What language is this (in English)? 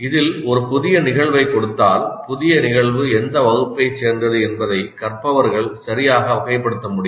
Tamil